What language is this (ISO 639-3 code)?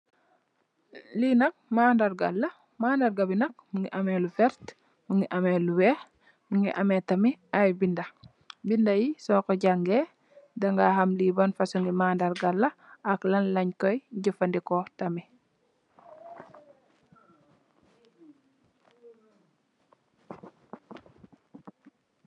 wol